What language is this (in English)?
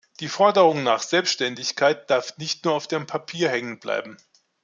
German